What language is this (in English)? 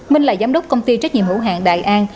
Vietnamese